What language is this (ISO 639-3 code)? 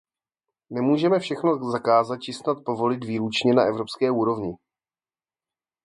ces